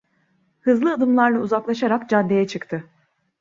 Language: Turkish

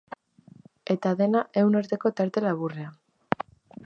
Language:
Basque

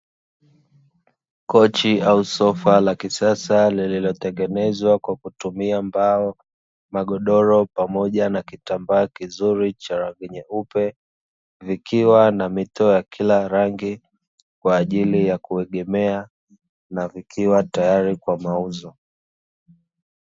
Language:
Swahili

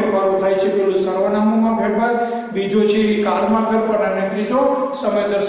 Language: Romanian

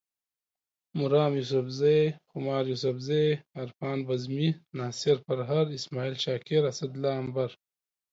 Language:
Pashto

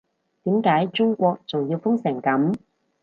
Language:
Cantonese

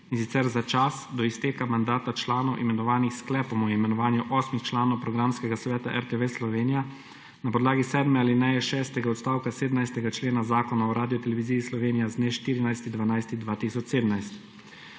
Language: Slovenian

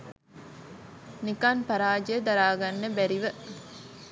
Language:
Sinhala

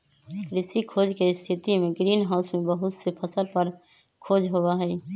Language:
Magahi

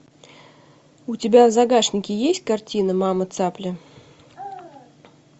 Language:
Russian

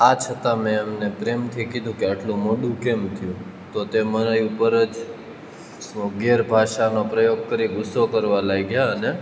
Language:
Gujarati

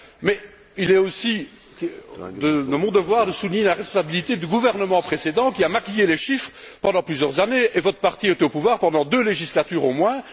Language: French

